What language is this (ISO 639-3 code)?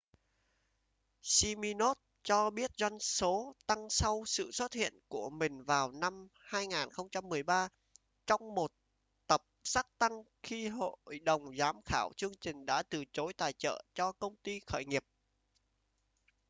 vie